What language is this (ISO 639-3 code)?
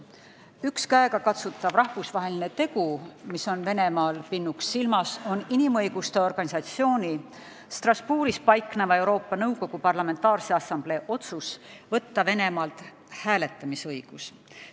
est